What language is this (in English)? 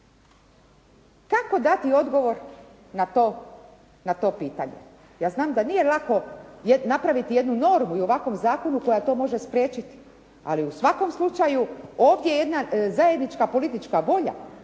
Croatian